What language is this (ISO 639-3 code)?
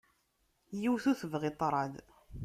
kab